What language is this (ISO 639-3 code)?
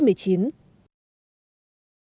vie